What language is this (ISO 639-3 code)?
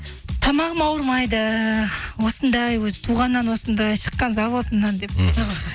kaz